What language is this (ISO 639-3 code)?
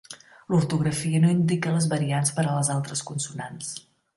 cat